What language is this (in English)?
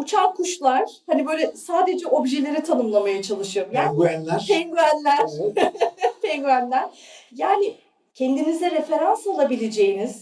Turkish